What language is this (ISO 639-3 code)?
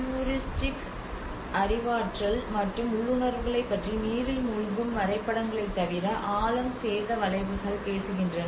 tam